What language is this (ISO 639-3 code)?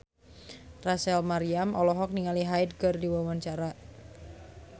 sun